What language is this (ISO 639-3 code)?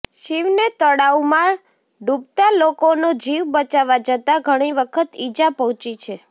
guj